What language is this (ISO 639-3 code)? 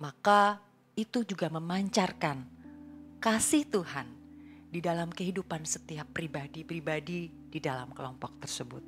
ind